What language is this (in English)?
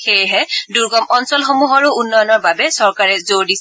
Assamese